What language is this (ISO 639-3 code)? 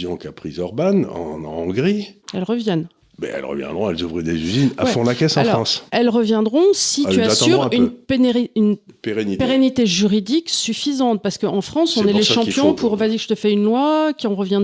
fra